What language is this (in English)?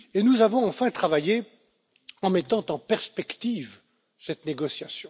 French